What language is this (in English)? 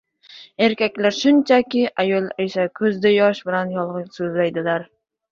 Uzbek